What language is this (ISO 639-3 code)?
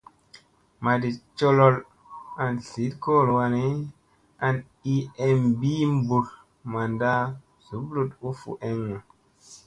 mse